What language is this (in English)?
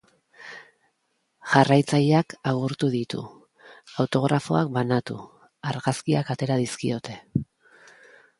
Basque